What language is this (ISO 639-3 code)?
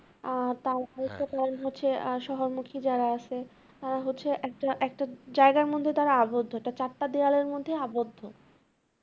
ben